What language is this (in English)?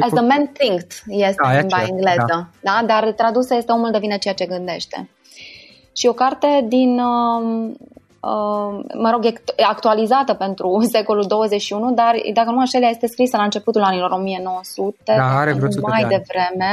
Romanian